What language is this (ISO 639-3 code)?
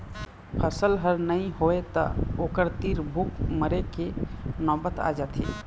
hne